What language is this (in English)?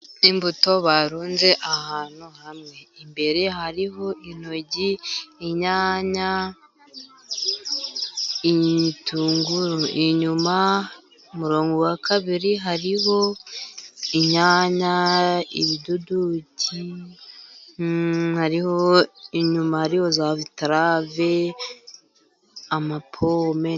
Kinyarwanda